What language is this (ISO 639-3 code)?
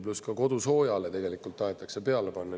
est